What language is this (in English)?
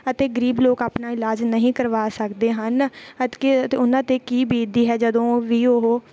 Punjabi